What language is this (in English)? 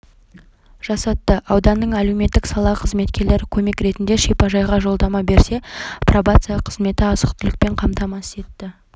Kazakh